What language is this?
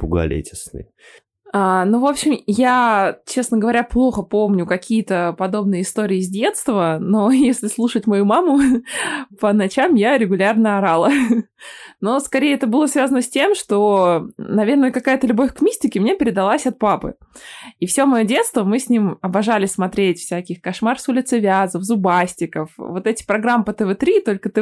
Russian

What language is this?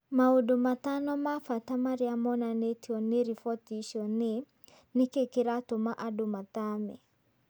Kikuyu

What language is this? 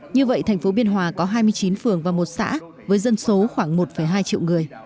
Vietnamese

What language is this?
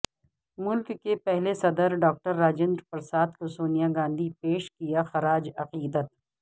Urdu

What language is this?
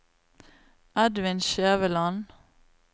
Norwegian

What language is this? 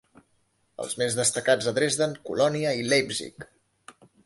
Catalan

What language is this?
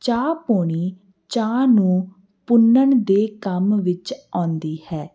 Punjabi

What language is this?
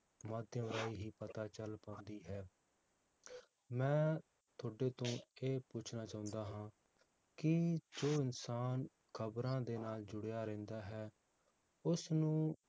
Punjabi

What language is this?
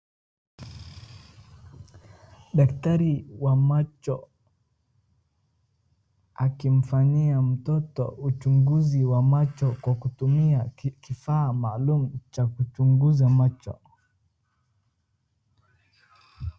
Swahili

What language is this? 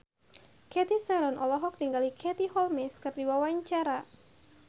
Sundanese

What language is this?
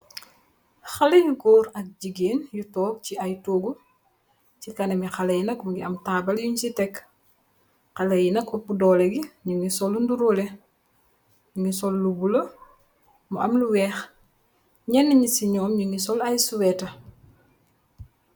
Wolof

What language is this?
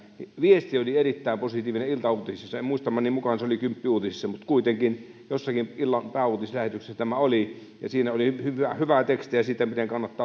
Finnish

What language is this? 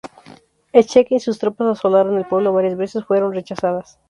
Spanish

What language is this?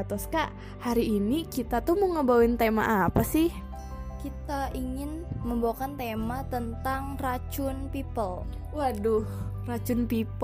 Indonesian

